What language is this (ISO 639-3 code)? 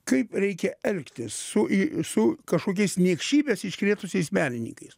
lit